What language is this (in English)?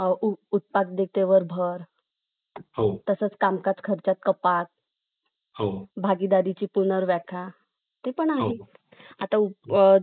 Marathi